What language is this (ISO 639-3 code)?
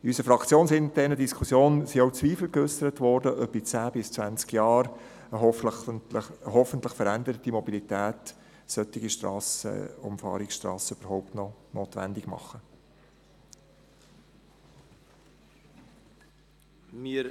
gsw